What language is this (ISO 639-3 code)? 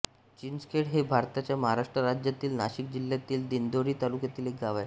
mar